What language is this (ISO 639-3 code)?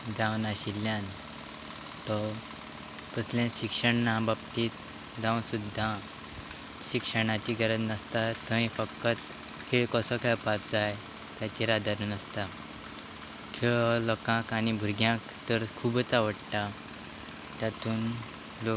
kok